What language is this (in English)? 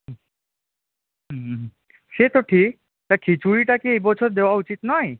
Bangla